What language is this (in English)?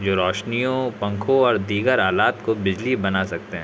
Urdu